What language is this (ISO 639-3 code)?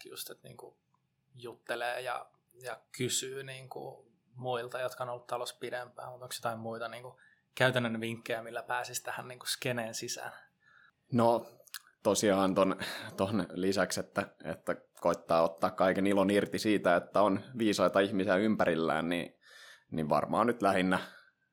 fin